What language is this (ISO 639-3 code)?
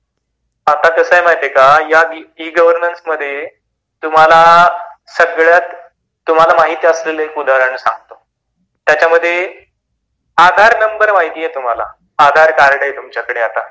mar